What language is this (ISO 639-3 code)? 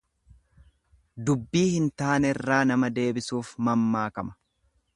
orm